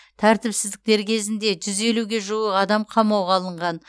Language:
Kazakh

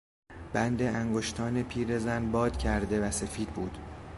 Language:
Persian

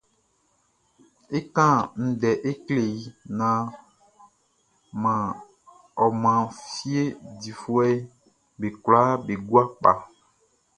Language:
Baoulé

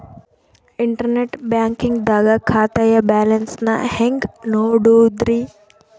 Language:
Kannada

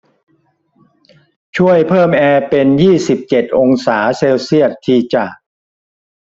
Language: Thai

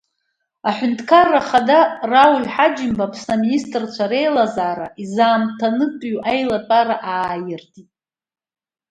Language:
Abkhazian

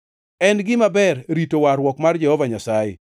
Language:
Luo (Kenya and Tanzania)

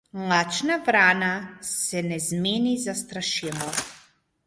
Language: Slovenian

